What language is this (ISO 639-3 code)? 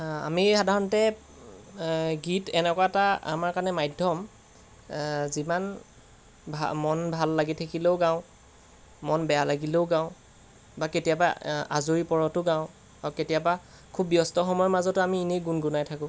asm